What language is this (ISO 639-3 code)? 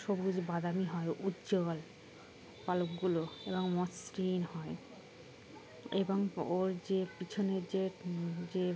ben